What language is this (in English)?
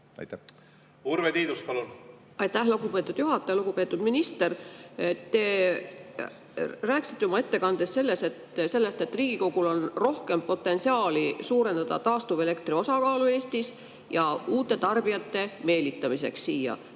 Estonian